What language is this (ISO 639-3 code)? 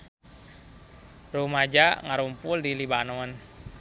sun